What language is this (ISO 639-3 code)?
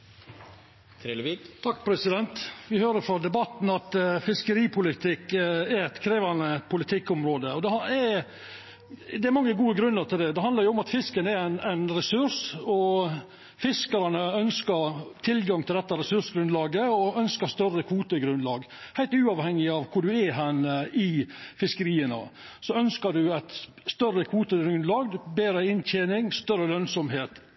nno